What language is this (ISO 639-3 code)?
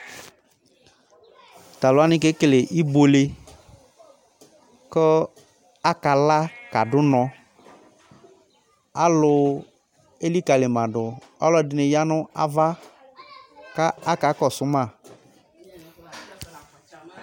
kpo